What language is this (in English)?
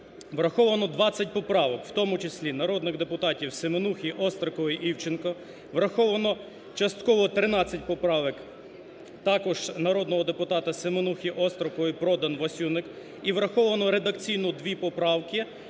Ukrainian